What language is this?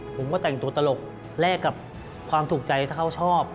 Thai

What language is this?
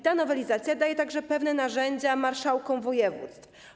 Polish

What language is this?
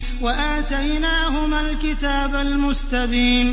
Arabic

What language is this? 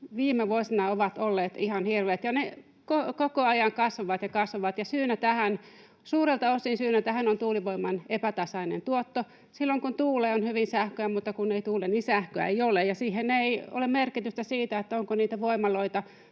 Finnish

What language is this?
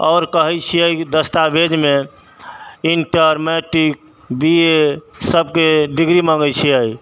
Maithili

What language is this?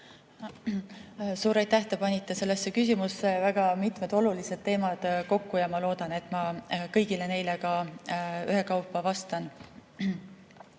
Estonian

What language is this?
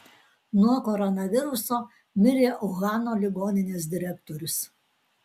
Lithuanian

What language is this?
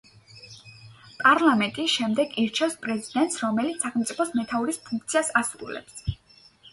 Georgian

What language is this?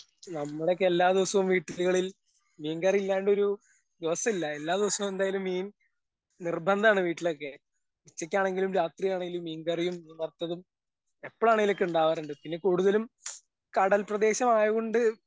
Malayalam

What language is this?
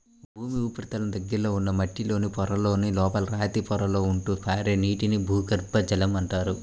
Telugu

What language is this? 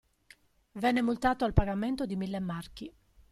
Italian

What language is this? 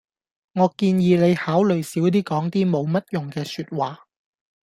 Cantonese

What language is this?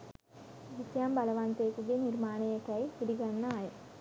Sinhala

